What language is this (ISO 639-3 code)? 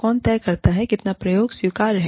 hin